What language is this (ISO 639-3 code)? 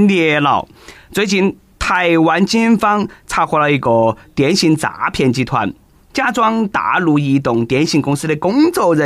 zho